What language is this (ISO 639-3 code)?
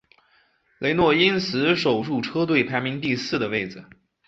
zho